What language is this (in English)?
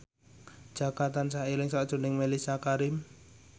Javanese